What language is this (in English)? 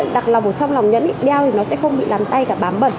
Vietnamese